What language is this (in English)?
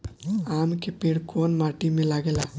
Bhojpuri